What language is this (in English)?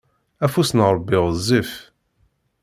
Kabyle